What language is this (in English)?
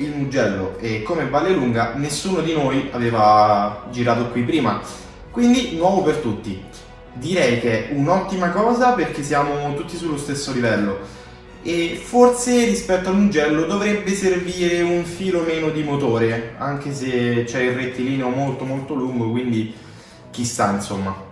Italian